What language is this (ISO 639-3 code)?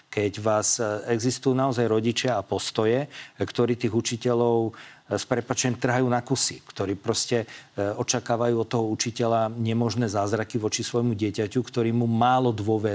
slk